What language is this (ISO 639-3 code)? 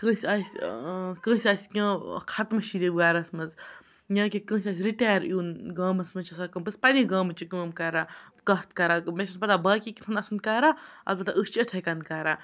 kas